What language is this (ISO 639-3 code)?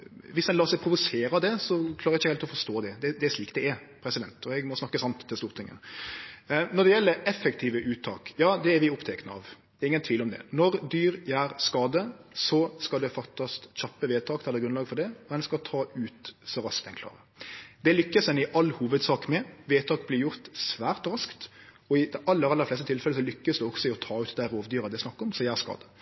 nno